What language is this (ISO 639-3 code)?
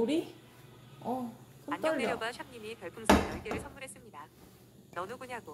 kor